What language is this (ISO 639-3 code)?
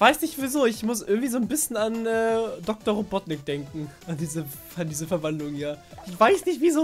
deu